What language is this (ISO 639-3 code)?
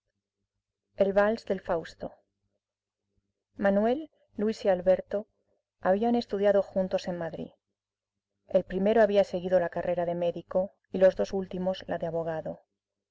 spa